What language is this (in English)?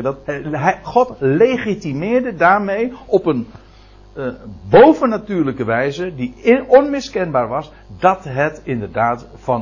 Dutch